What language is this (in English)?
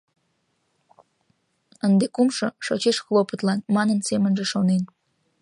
Mari